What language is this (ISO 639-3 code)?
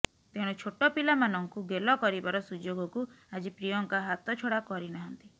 ori